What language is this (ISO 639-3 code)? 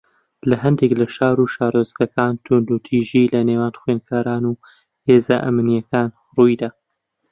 ckb